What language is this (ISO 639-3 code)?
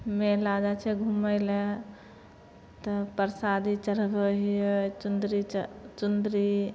mai